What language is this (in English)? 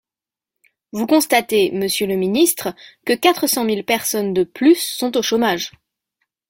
French